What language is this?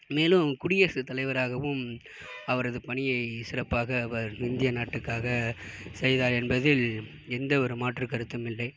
Tamil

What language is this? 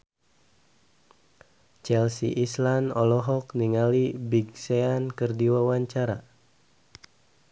Sundanese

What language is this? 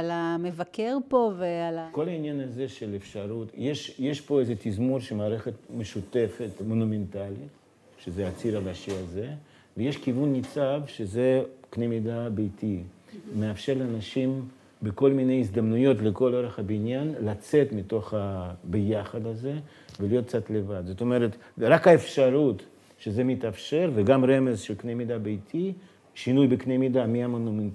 Hebrew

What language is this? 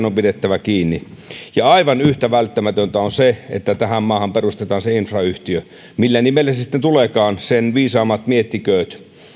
Finnish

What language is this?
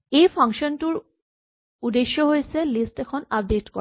Assamese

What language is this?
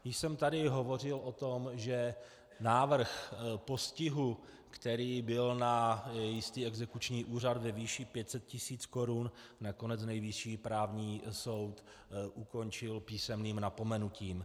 Czech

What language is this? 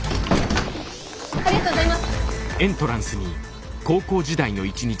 Japanese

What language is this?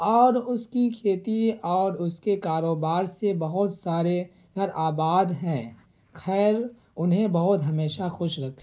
Urdu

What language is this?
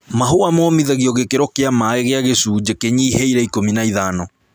Kikuyu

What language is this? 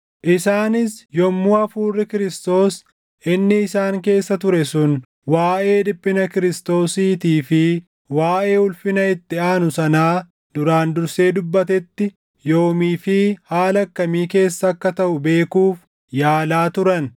Oromo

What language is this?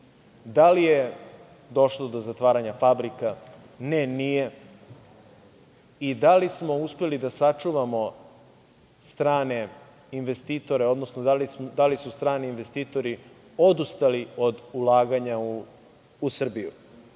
Serbian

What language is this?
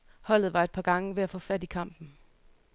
Danish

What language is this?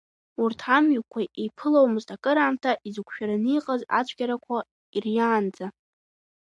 Abkhazian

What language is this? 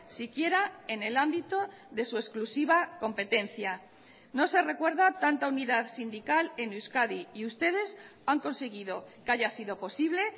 Spanish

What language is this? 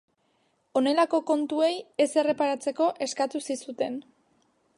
Basque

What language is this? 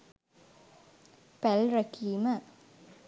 Sinhala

